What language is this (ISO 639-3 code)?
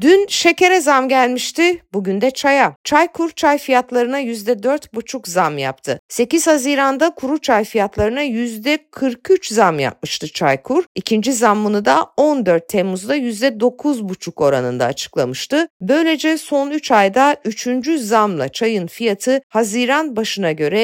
tur